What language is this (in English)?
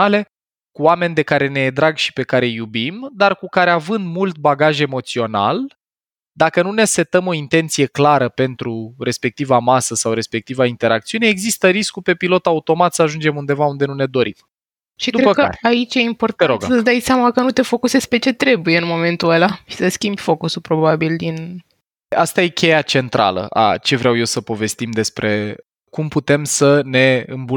Romanian